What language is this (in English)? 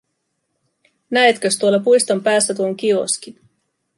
Finnish